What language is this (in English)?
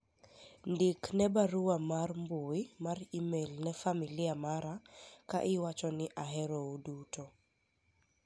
Luo (Kenya and Tanzania)